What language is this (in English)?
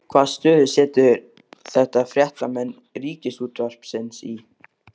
Icelandic